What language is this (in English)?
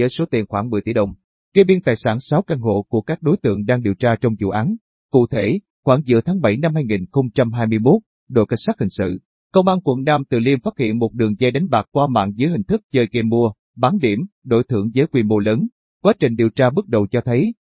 Vietnamese